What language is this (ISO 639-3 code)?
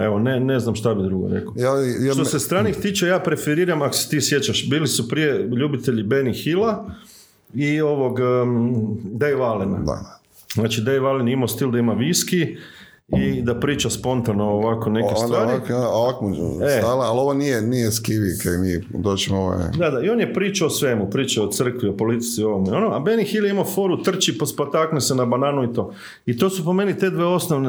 hrv